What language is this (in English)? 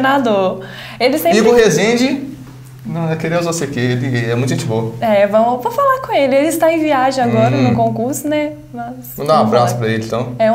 Portuguese